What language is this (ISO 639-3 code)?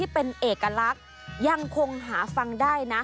tha